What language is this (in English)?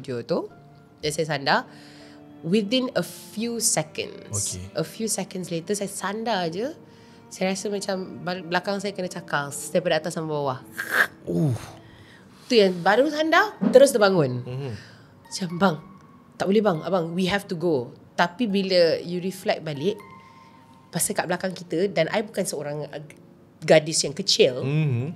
Malay